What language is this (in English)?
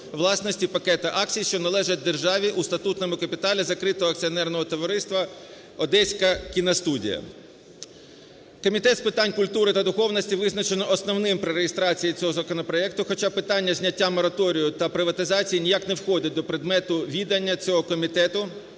Ukrainian